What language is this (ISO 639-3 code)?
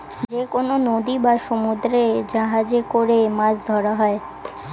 ben